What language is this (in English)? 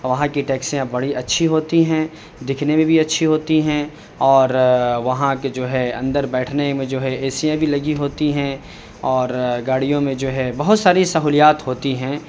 Urdu